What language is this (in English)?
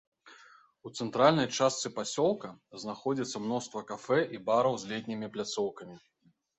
Belarusian